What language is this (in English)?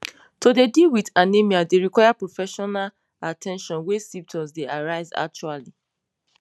Nigerian Pidgin